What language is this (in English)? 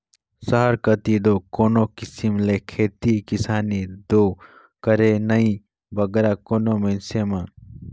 Chhattisgarhi